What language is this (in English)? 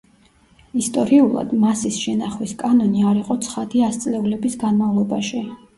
Georgian